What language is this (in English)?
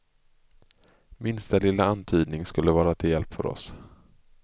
Swedish